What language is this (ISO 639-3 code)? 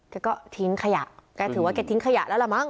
tha